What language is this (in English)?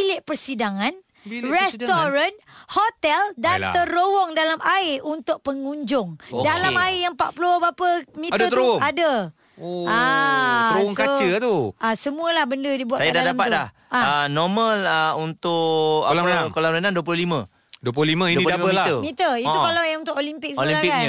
Malay